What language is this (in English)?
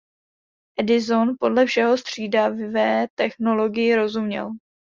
Czech